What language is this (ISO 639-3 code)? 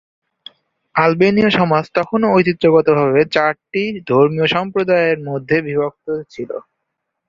ben